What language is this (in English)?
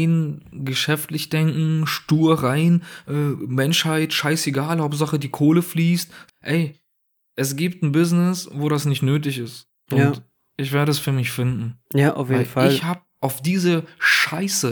German